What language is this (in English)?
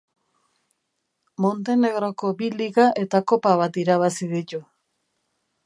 Basque